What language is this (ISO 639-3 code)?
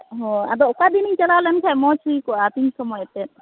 sat